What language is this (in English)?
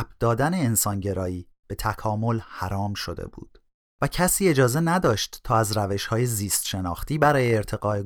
Persian